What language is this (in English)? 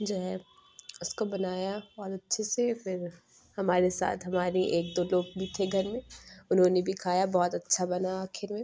Urdu